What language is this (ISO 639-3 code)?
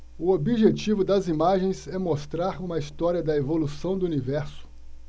por